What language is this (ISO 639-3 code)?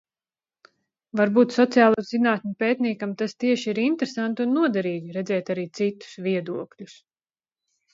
lav